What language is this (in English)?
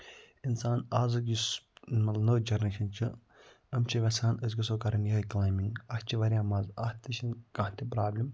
Kashmiri